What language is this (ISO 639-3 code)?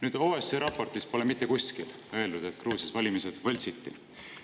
est